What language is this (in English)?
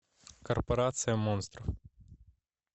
Russian